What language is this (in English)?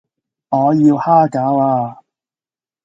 Cantonese